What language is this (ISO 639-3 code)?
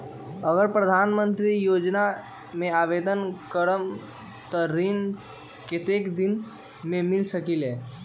mag